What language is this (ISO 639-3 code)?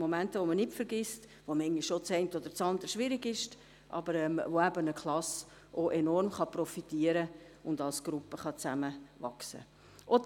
gsw